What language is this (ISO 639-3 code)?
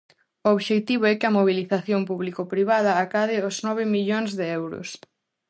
glg